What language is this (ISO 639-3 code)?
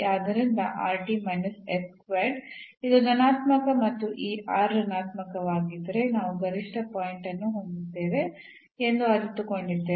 kan